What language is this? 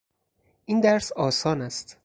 Persian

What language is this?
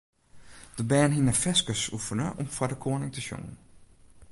Western Frisian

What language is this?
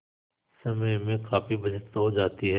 Hindi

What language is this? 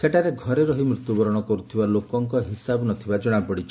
Odia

